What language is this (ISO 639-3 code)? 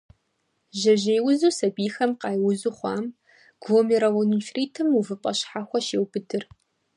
kbd